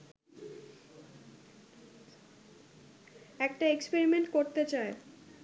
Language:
Bangla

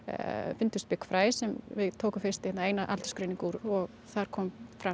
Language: Icelandic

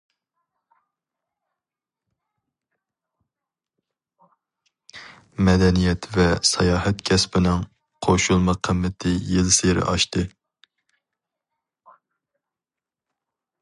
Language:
Uyghur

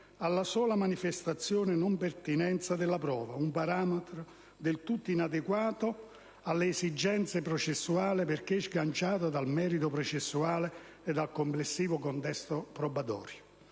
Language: Italian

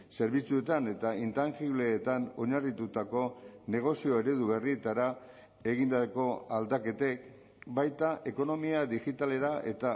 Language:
Basque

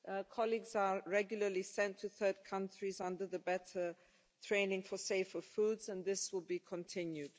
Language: English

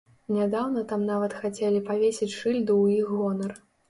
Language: Belarusian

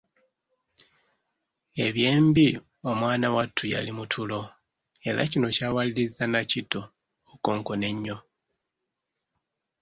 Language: Ganda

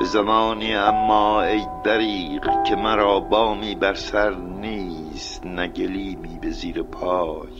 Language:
Persian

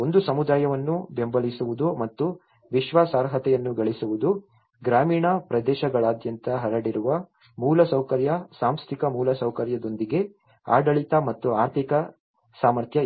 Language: Kannada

